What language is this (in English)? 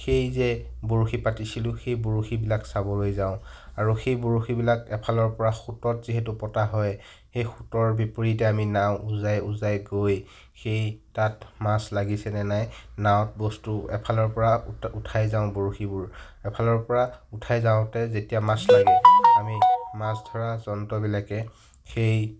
Assamese